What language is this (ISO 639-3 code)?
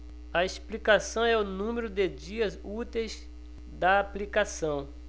por